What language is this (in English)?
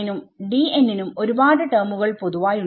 Malayalam